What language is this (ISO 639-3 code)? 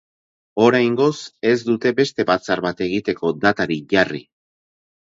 eus